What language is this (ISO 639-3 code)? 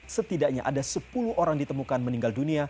ind